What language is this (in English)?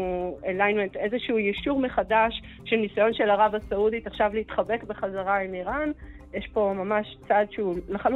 Hebrew